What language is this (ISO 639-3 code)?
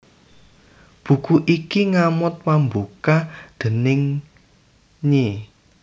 jav